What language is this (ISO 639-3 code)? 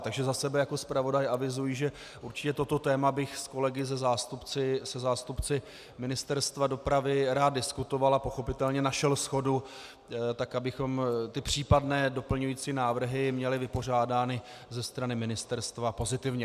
ces